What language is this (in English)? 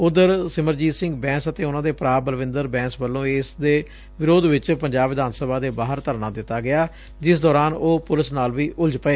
Punjabi